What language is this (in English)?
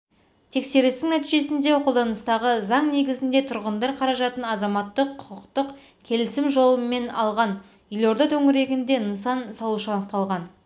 Kazakh